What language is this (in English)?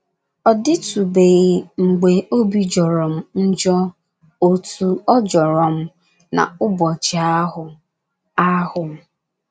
Igbo